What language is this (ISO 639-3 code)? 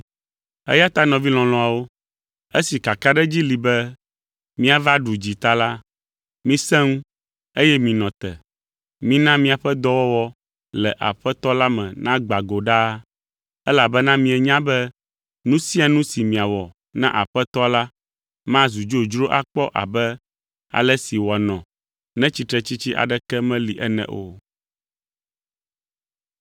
ewe